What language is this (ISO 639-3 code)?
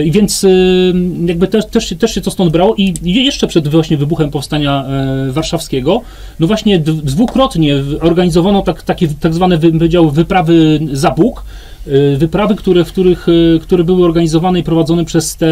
pol